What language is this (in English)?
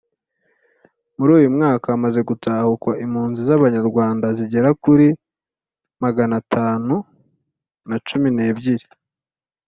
Kinyarwanda